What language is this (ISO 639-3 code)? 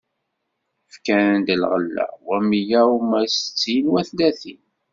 kab